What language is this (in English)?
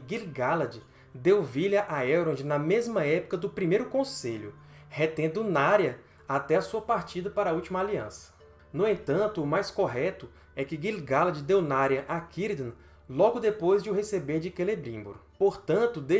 Portuguese